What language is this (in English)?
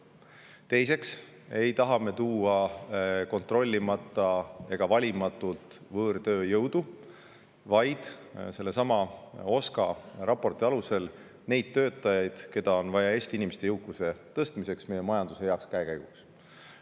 Estonian